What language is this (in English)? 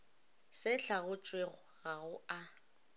Northern Sotho